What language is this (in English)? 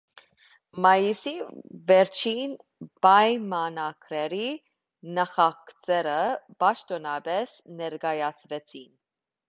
Armenian